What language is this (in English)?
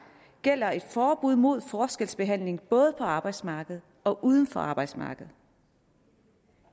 Danish